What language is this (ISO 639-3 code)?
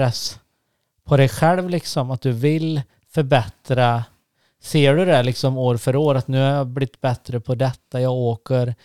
swe